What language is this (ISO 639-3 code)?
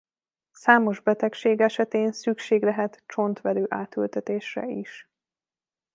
hun